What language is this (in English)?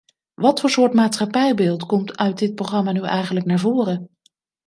Dutch